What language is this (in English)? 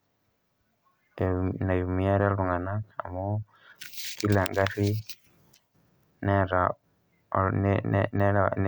Masai